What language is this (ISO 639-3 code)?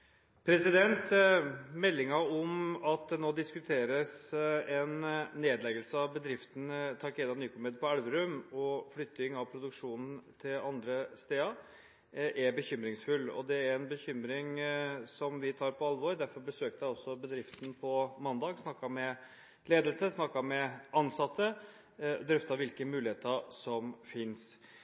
nob